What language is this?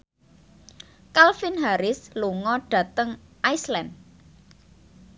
Javanese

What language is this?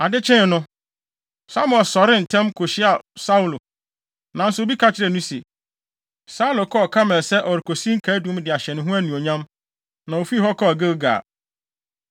Akan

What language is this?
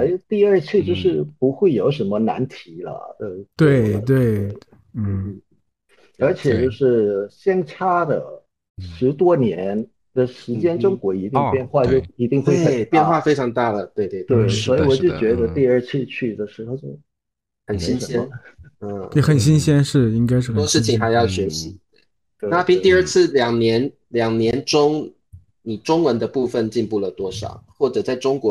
Chinese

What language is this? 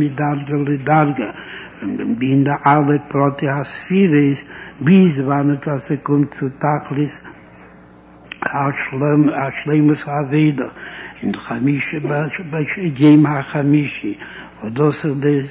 Hebrew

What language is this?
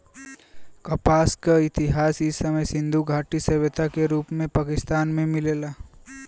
Bhojpuri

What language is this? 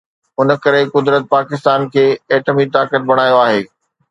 Sindhi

